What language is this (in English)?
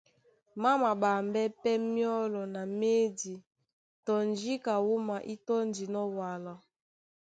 Duala